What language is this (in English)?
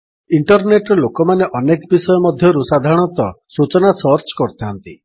Odia